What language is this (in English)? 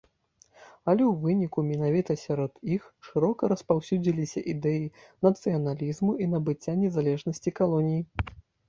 Belarusian